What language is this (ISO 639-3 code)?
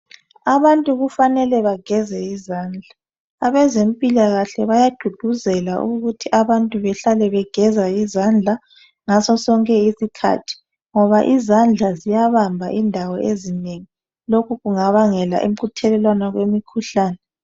nde